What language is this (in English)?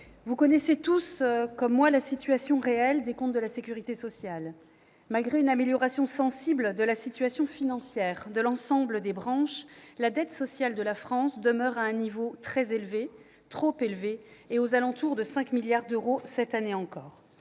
French